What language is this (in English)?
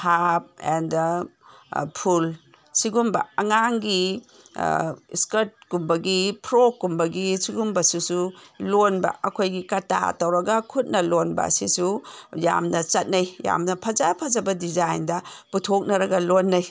Manipuri